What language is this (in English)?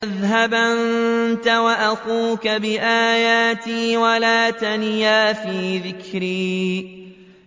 Arabic